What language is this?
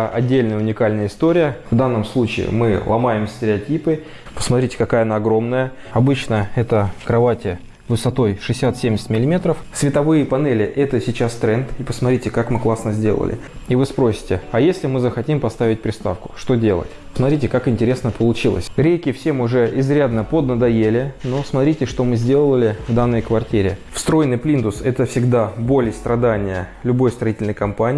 Russian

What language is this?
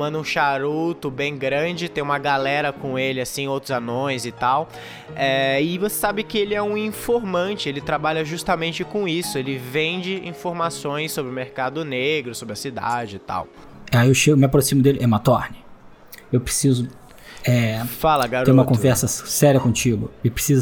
Portuguese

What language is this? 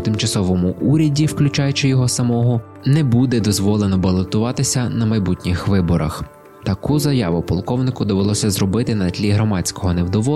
Ukrainian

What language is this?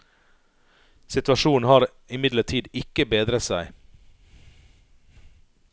Norwegian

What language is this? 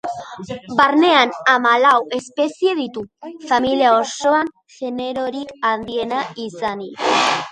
Basque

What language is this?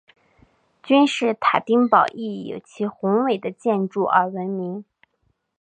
Chinese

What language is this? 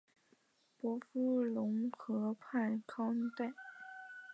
Chinese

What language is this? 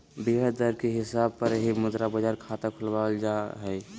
Magahi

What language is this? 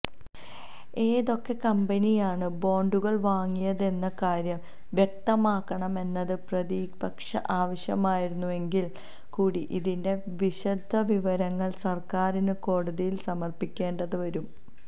Malayalam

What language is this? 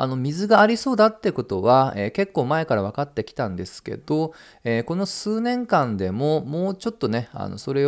Japanese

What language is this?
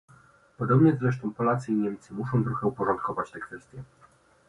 Polish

